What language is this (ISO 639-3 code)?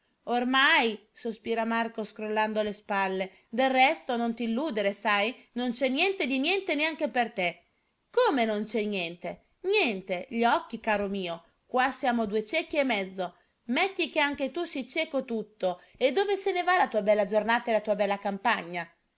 ita